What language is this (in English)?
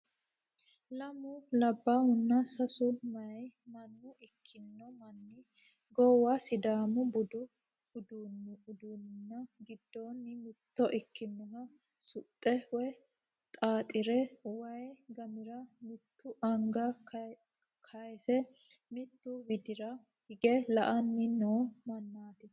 Sidamo